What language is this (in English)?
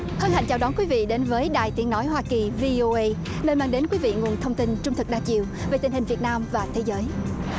Vietnamese